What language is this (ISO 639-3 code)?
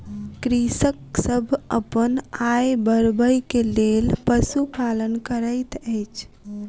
mai